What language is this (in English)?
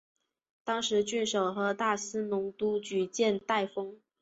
Chinese